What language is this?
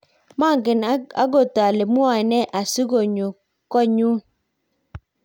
Kalenjin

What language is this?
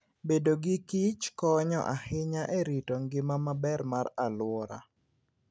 Luo (Kenya and Tanzania)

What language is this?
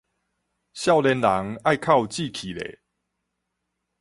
Min Nan Chinese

